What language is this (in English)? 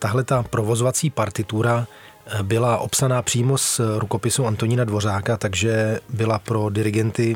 Czech